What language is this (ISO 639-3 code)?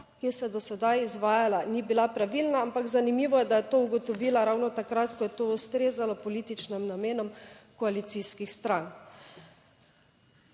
slv